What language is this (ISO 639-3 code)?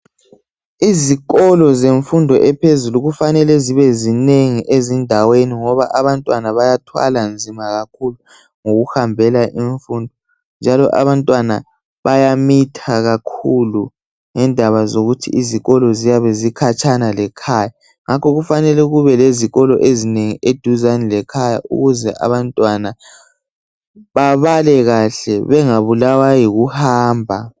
nde